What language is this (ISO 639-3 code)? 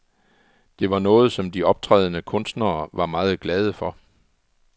dan